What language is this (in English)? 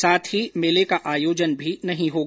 Hindi